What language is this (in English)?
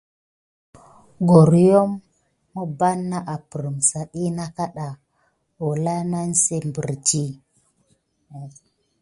Gidar